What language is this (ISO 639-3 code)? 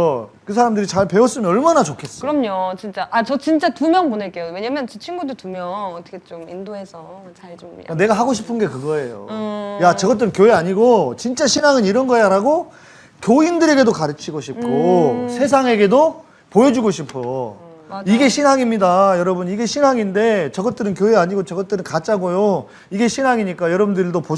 kor